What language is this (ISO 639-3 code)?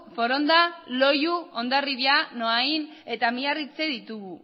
eus